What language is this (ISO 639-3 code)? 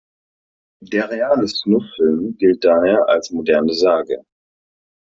deu